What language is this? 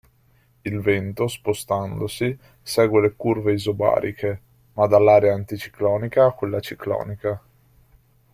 Italian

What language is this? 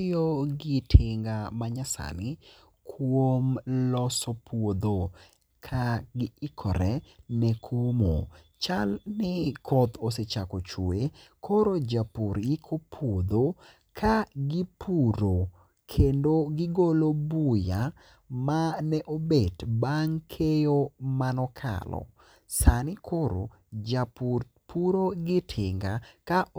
Luo (Kenya and Tanzania)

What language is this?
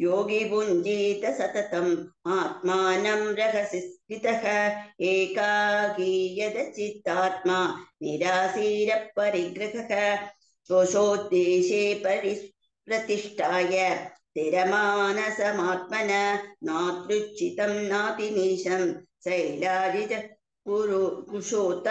Arabic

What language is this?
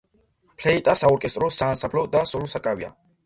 Georgian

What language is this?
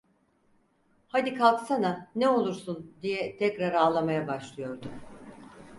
Turkish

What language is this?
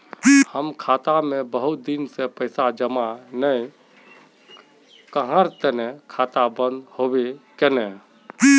Magahi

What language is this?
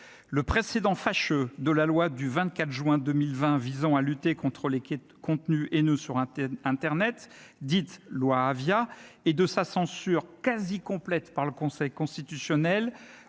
French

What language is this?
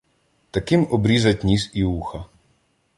Ukrainian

